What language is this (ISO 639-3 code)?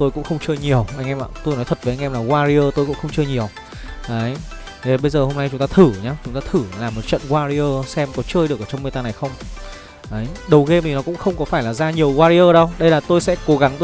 vie